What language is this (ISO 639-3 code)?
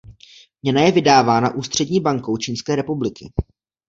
ces